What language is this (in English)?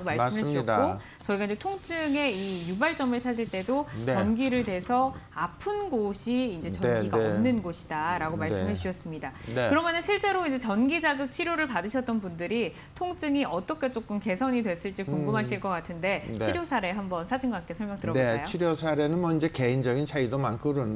Korean